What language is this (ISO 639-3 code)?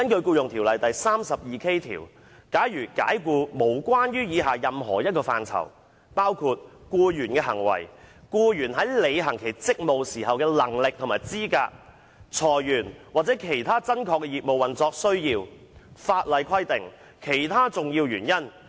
yue